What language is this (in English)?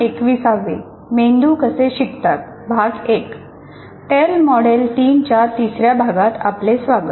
Marathi